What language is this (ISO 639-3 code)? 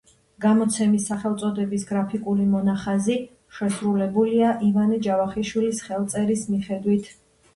kat